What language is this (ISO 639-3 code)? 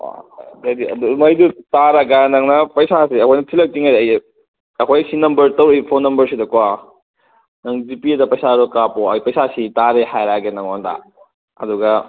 mni